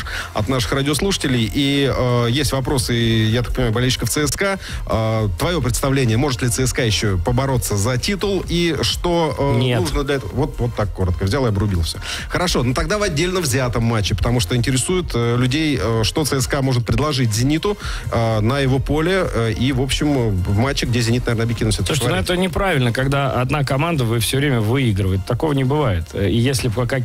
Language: Russian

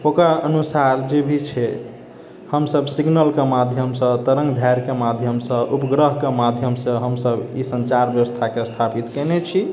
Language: Maithili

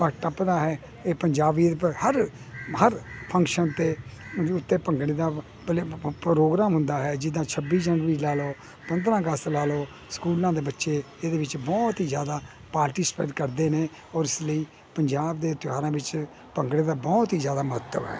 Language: Punjabi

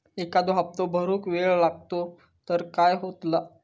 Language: Marathi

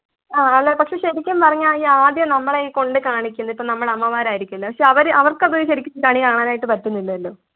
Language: Malayalam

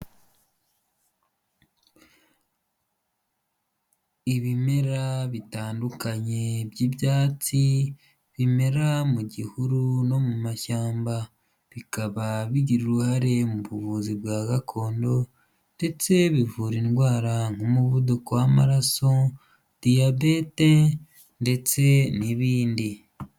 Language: Kinyarwanda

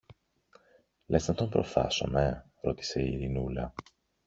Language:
Greek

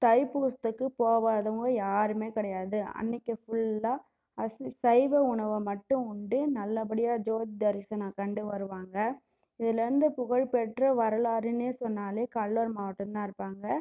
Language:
Tamil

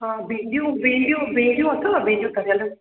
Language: Sindhi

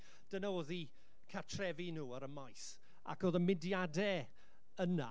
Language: Welsh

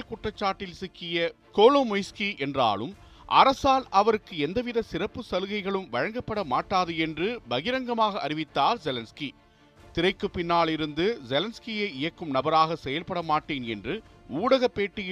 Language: Tamil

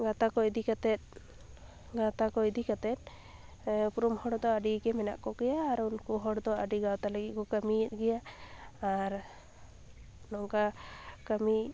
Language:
Santali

